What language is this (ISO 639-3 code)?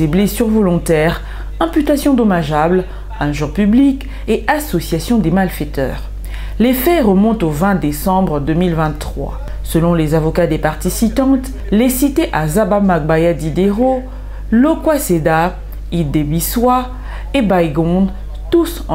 fra